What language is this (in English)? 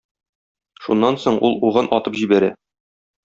Tatar